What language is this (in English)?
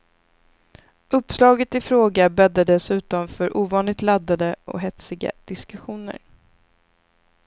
Swedish